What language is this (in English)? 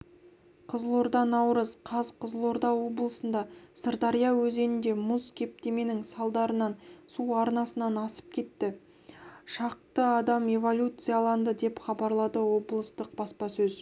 Kazakh